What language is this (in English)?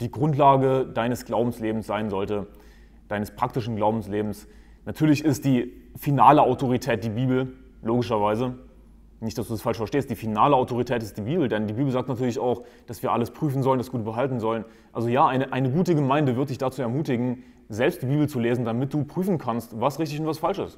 German